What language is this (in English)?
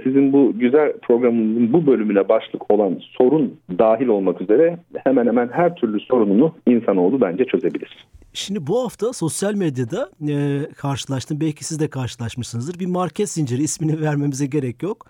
Turkish